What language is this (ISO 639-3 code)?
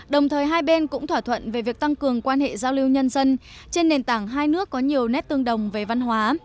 vie